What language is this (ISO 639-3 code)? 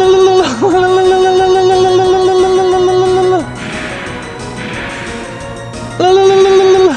kor